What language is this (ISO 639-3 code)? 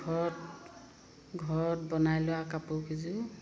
asm